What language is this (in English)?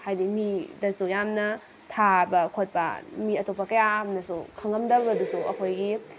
Manipuri